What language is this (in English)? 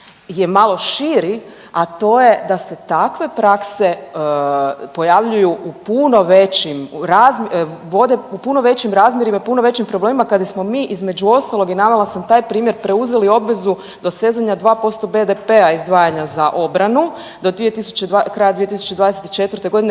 Croatian